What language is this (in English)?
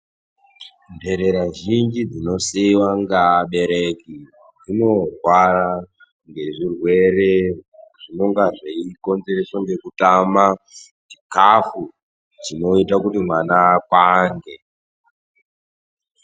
Ndau